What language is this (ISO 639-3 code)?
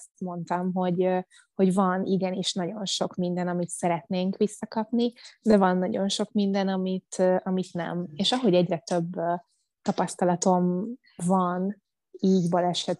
hun